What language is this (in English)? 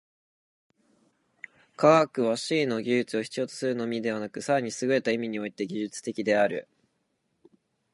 Japanese